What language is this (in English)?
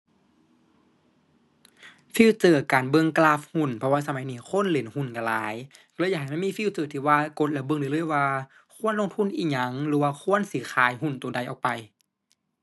Thai